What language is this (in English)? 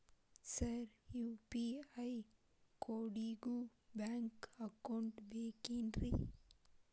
Kannada